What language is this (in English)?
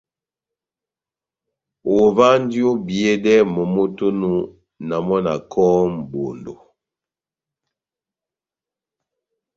Batanga